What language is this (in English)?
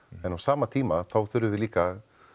Icelandic